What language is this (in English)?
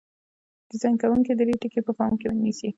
Pashto